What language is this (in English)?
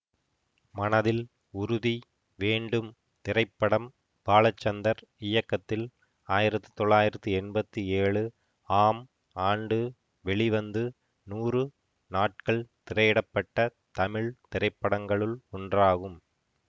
Tamil